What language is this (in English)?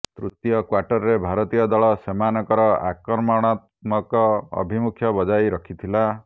Odia